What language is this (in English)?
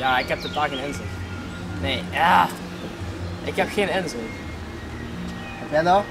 Dutch